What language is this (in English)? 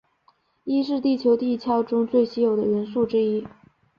Chinese